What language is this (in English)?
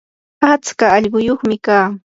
Yanahuanca Pasco Quechua